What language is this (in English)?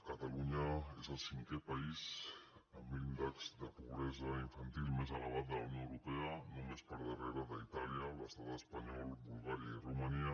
Catalan